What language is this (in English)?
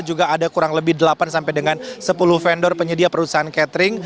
Indonesian